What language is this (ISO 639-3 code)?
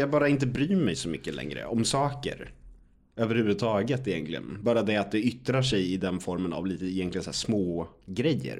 swe